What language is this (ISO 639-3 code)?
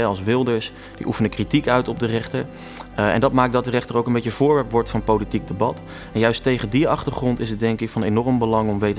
nld